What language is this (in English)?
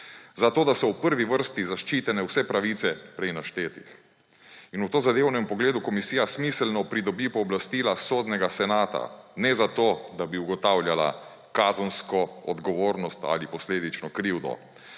Slovenian